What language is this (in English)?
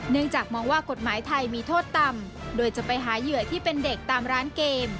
Thai